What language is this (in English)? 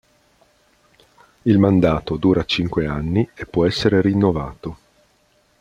Italian